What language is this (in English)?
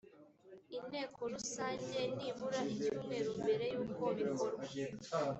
Kinyarwanda